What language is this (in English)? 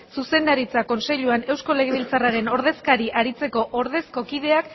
Basque